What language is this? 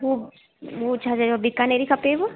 Sindhi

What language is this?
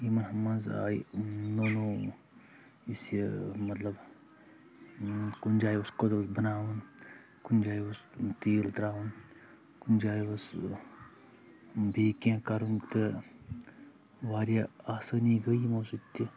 Kashmiri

